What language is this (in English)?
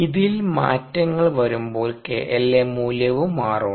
Malayalam